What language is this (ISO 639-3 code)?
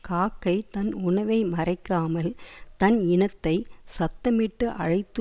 tam